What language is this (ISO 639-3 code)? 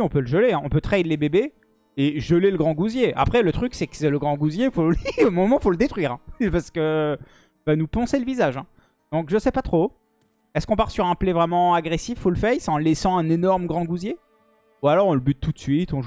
fra